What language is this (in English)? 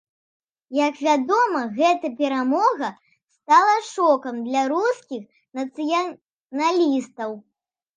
Belarusian